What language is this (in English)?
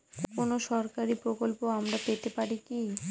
Bangla